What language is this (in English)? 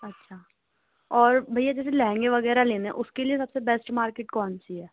Urdu